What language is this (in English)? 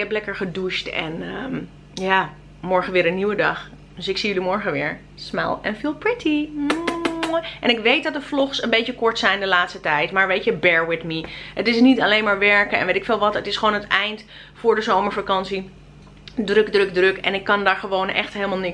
Dutch